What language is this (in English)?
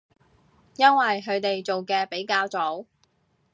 Cantonese